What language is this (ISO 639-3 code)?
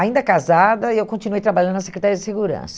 por